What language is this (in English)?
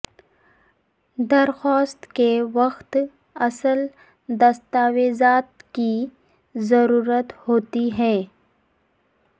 Urdu